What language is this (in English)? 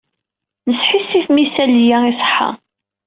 Kabyle